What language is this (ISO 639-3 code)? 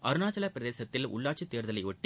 tam